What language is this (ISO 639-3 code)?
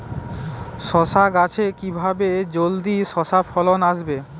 ben